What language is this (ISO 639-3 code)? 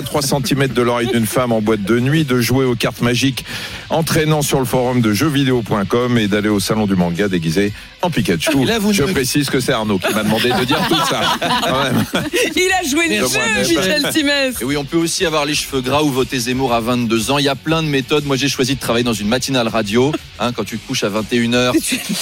fra